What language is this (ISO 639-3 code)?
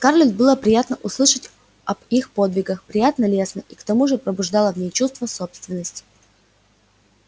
rus